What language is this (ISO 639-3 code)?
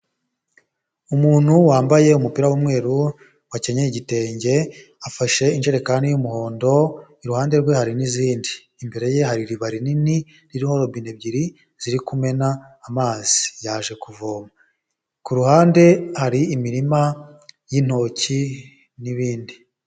kin